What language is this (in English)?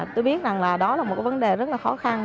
Vietnamese